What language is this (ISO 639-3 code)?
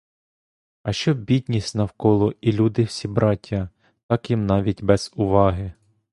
ukr